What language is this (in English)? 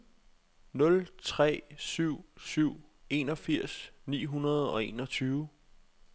Danish